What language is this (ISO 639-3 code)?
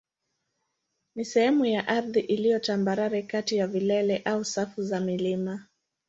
swa